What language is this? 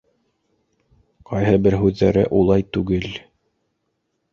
Bashkir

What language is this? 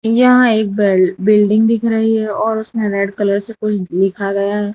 Hindi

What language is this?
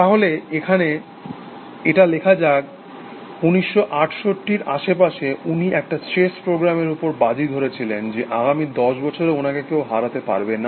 Bangla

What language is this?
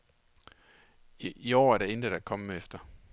Danish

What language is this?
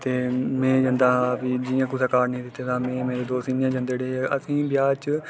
Dogri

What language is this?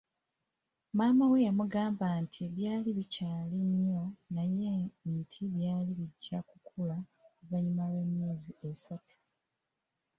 Ganda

